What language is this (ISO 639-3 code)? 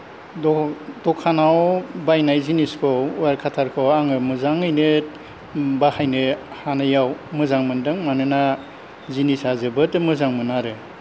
brx